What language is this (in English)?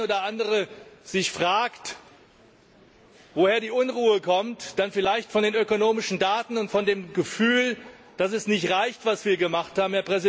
German